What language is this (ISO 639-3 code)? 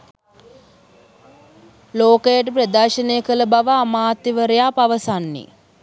sin